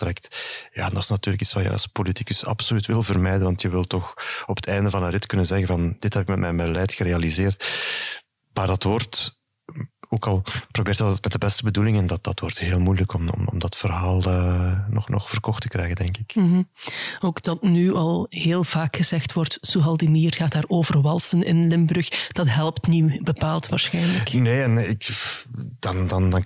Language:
Dutch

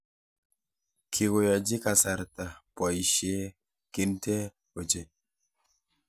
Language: Kalenjin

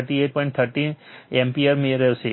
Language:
Gujarati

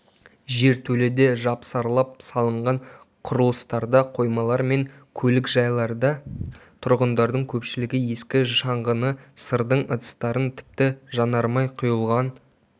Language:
Kazakh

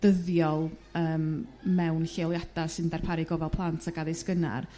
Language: Welsh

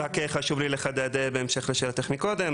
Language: Hebrew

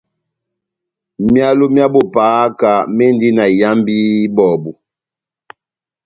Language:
Batanga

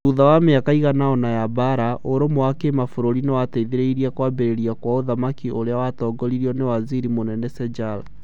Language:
Kikuyu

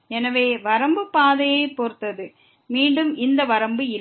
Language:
Tamil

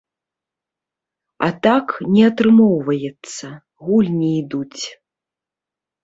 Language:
Belarusian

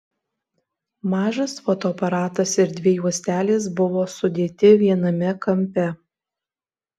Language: Lithuanian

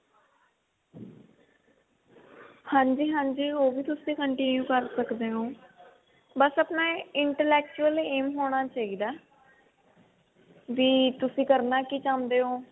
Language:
Punjabi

